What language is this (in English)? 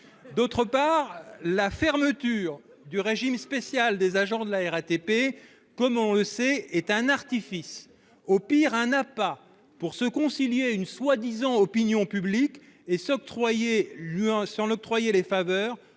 French